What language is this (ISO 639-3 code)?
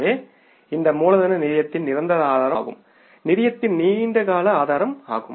tam